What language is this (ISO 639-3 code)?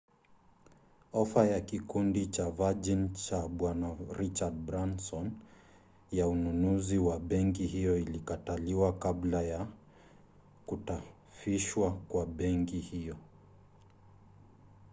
swa